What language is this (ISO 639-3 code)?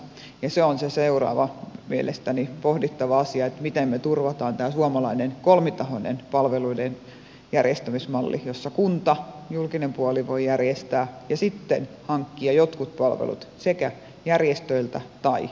fin